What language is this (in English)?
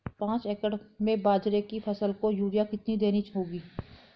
Hindi